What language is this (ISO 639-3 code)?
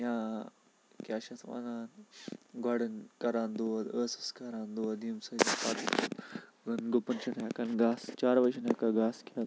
kas